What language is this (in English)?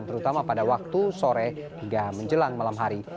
Indonesian